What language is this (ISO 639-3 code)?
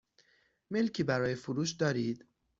fas